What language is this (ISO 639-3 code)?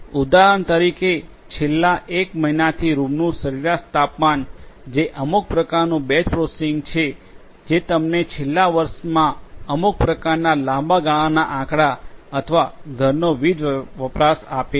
guj